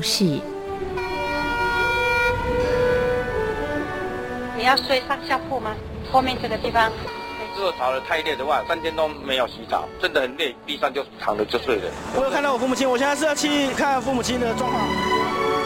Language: Chinese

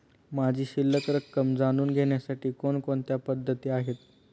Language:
Marathi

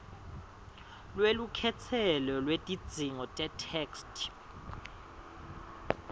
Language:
Swati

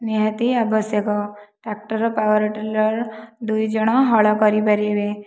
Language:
Odia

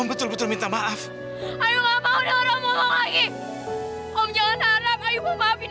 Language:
Indonesian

